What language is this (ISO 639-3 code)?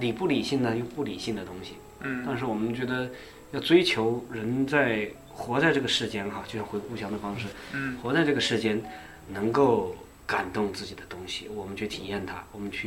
zho